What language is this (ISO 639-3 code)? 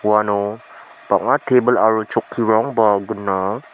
grt